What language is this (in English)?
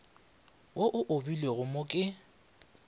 Northern Sotho